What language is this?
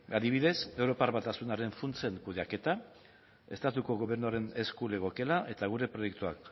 Basque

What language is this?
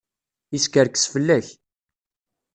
Kabyle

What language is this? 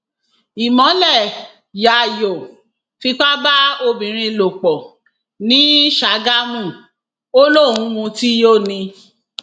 Yoruba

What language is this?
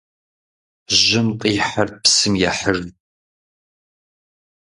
Kabardian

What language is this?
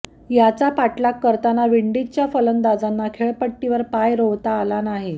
Marathi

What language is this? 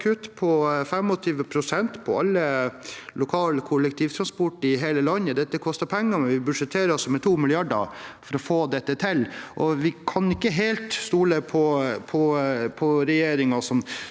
Norwegian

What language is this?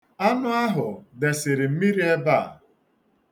Igbo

